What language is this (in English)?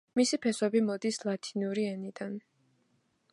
Georgian